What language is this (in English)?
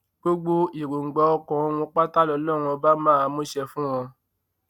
Yoruba